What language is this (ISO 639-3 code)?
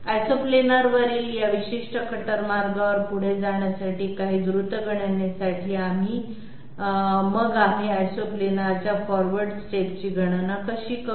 mar